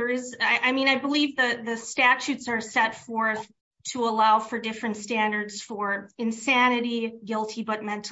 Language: English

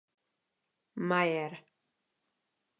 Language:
Czech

